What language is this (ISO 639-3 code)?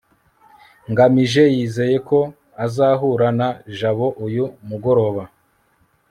kin